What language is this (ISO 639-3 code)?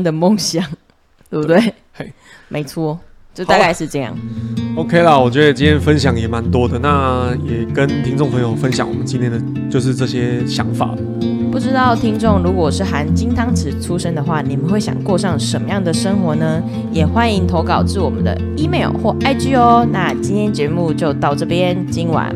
zho